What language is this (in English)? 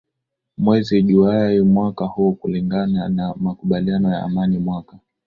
Swahili